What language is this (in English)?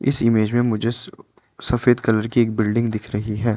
Hindi